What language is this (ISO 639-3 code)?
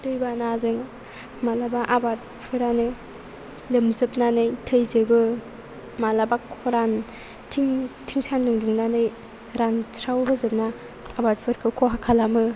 brx